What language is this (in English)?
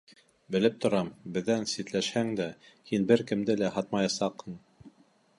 Bashkir